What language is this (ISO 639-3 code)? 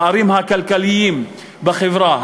heb